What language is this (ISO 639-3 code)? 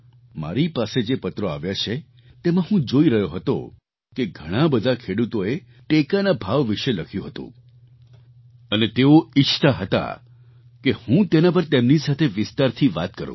guj